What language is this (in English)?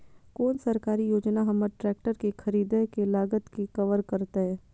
Maithili